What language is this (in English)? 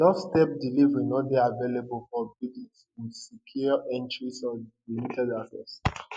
Nigerian Pidgin